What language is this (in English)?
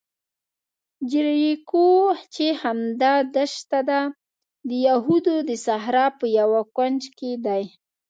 Pashto